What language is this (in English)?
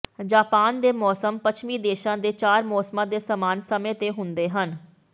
Punjabi